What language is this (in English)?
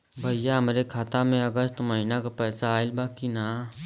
Bhojpuri